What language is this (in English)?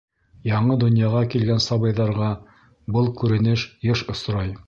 Bashkir